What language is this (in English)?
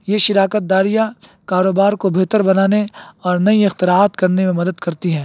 Urdu